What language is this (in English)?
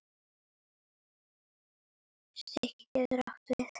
Icelandic